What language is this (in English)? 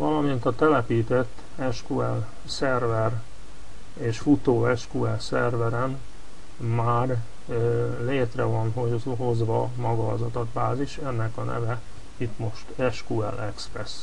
Hungarian